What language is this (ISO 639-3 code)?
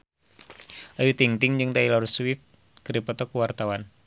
sun